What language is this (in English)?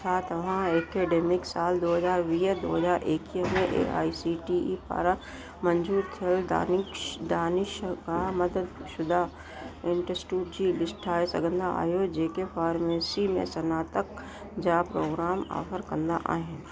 Sindhi